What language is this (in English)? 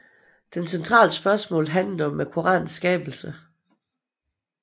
Danish